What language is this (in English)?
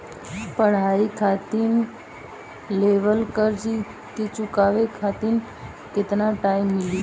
Bhojpuri